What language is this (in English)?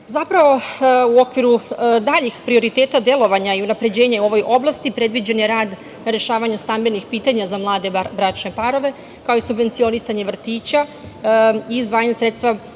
Serbian